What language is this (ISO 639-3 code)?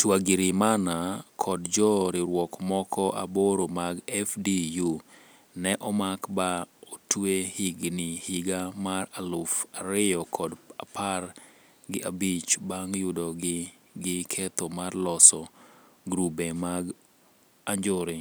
luo